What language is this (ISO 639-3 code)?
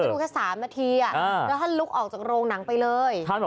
tha